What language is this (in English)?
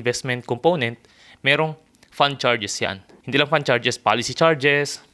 Filipino